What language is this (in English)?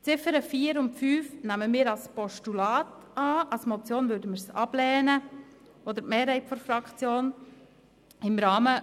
Swiss German